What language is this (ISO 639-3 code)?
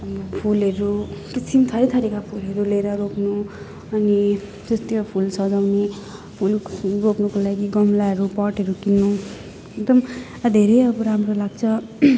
nep